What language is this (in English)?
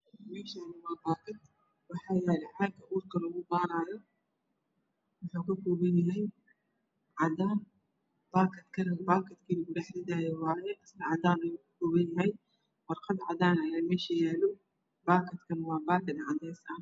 Somali